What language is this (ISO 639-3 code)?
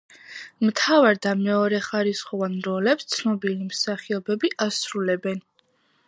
kat